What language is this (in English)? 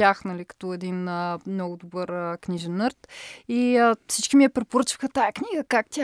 Bulgarian